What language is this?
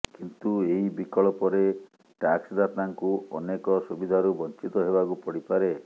Odia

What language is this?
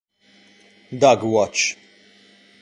Italian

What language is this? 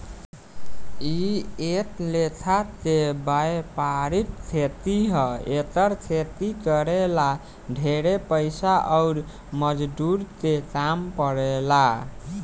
Bhojpuri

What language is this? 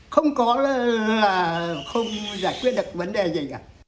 Vietnamese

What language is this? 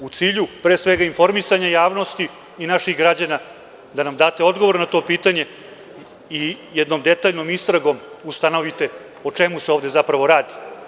Serbian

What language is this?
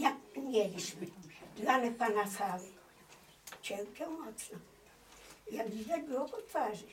Polish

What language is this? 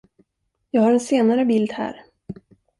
Swedish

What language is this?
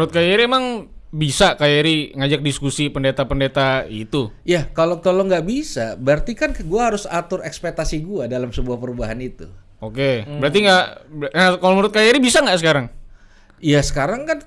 Indonesian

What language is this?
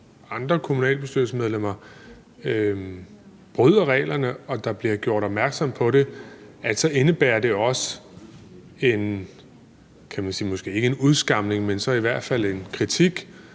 Danish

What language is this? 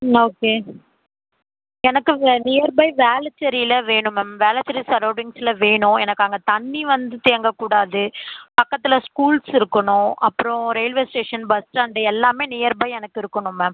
Tamil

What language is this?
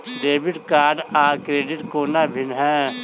Maithili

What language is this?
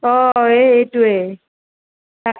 Assamese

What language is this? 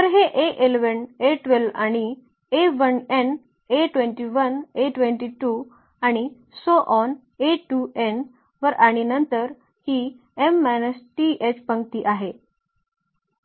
Marathi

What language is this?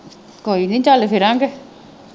Punjabi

